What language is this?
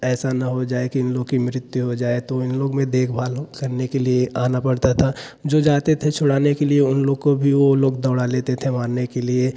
Hindi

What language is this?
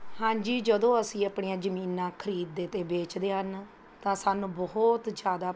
Punjabi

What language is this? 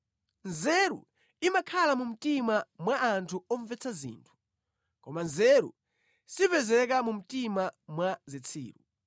Nyanja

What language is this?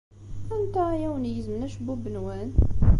Kabyle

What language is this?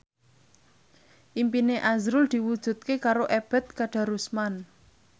Javanese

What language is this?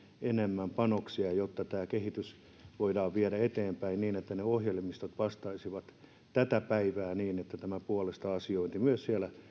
Finnish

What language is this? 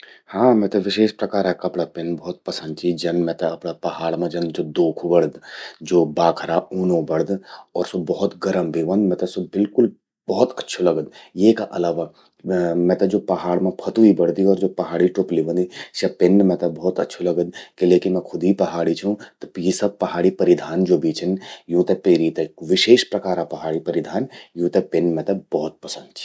Garhwali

